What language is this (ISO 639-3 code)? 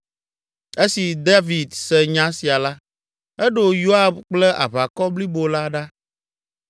ewe